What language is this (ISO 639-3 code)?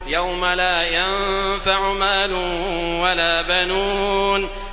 ara